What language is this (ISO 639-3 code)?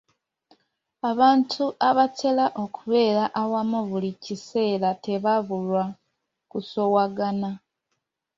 lug